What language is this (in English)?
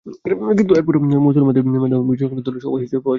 Bangla